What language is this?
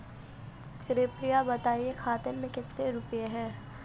Hindi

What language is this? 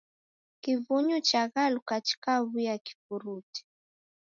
Taita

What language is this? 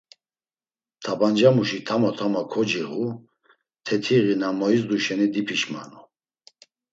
Laz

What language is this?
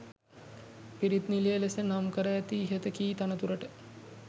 Sinhala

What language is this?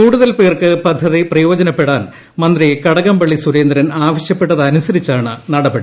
Malayalam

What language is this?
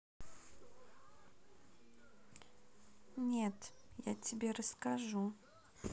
Russian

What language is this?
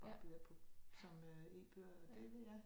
Danish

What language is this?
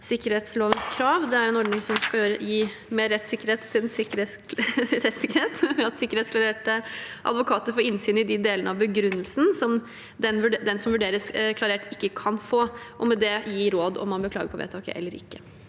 Norwegian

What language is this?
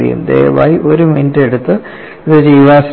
Malayalam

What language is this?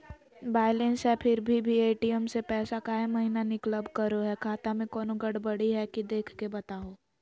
Magahi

